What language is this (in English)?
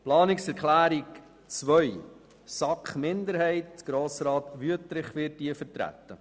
Swiss German